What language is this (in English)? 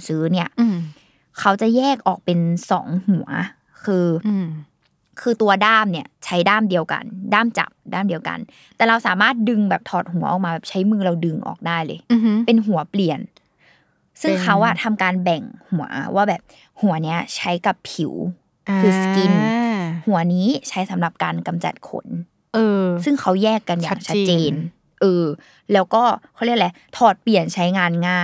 Thai